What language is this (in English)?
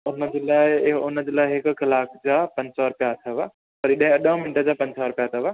Sindhi